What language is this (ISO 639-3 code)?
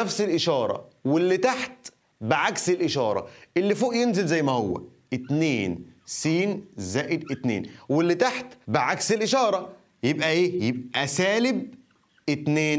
ara